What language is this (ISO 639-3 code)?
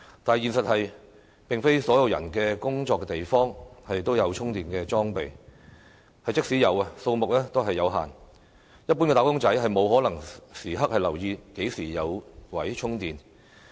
yue